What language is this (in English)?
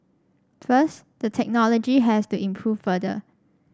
English